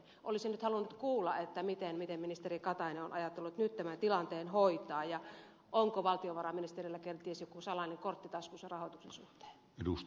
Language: Finnish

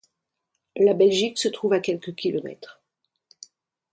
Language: French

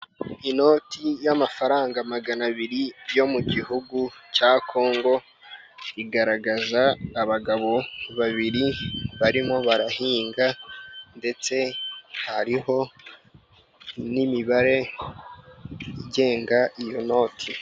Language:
Kinyarwanda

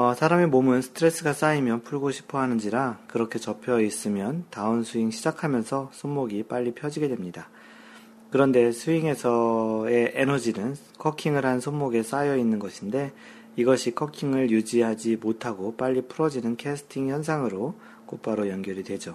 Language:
Korean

